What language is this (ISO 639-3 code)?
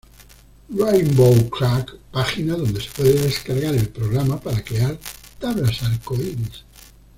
spa